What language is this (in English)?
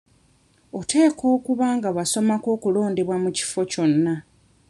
Ganda